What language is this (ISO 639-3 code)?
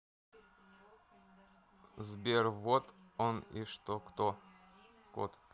rus